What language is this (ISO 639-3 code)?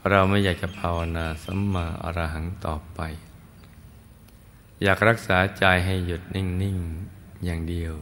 tha